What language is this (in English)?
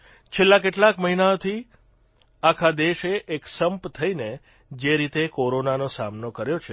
Gujarati